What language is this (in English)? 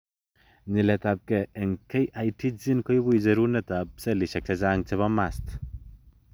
Kalenjin